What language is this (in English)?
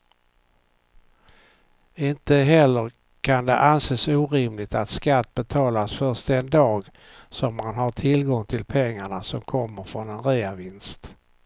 Swedish